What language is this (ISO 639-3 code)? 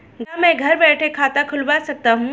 hin